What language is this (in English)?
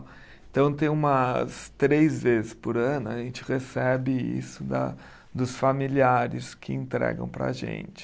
Portuguese